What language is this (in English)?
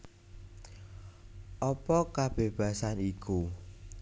Javanese